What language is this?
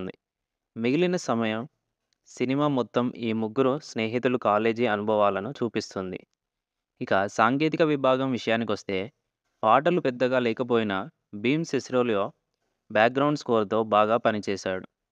Telugu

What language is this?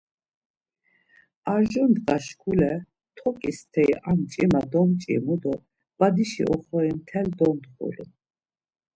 Laz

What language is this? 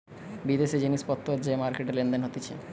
Bangla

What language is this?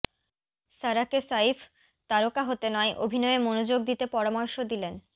Bangla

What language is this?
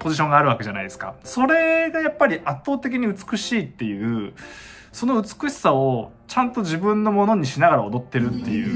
Japanese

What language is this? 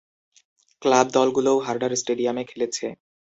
Bangla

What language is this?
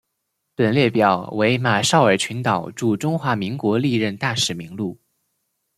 Chinese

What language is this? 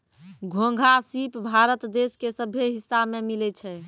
Maithili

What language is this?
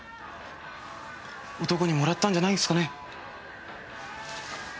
Japanese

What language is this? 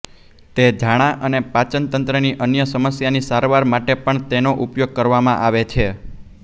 Gujarati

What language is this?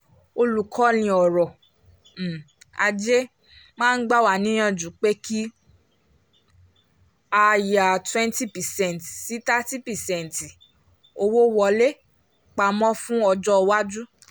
Yoruba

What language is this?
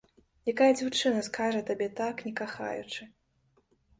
Belarusian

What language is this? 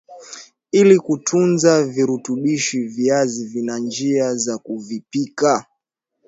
Swahili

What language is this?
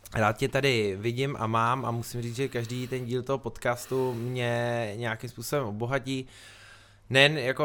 Czech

